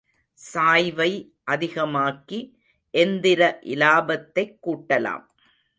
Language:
Tamil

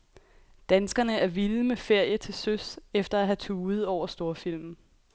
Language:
Danish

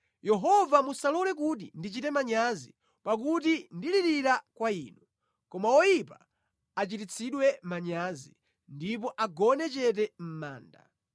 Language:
Nyanja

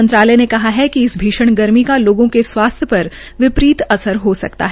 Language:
Hindi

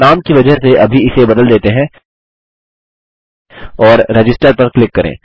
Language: Hindi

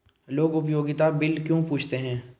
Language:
Hindi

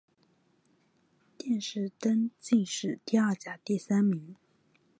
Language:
Chinese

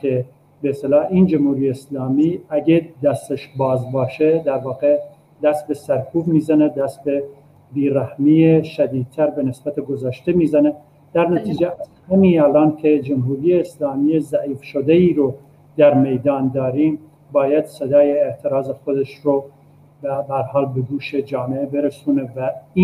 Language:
Persian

